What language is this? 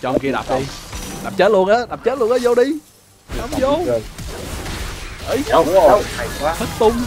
Vietnamese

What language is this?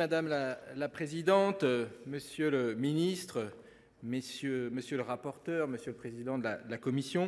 French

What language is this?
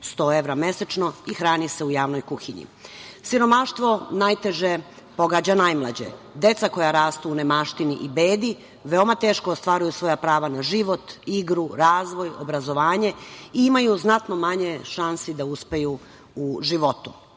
Serbian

